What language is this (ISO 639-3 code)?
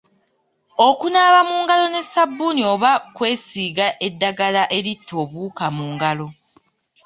lug